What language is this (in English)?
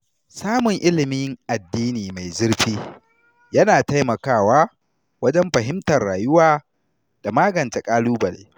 Hausa